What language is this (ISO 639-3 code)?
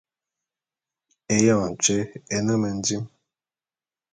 bum